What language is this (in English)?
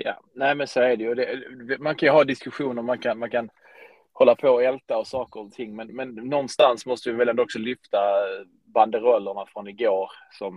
Swedish